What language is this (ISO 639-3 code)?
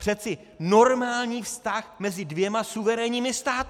ces